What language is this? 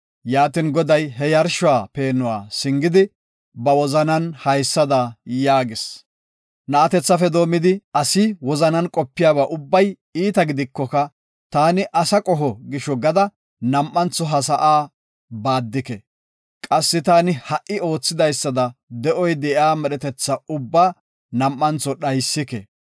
Gofa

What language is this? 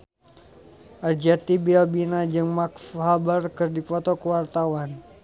Sundanese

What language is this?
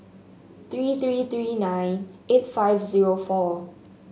English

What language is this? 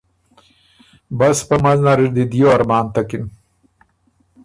Ormuri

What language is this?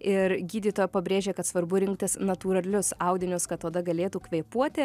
Lithuanian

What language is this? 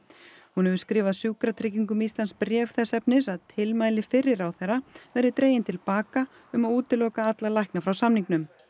Icelandic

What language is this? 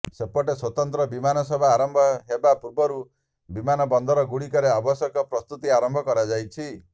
Odia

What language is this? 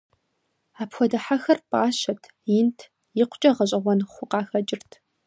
Kabardian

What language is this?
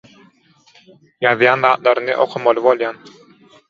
Turkmen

